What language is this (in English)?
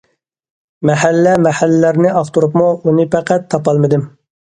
Uyghur